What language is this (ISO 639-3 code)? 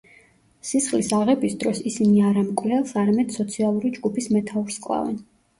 kat